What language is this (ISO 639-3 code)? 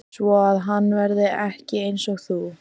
isl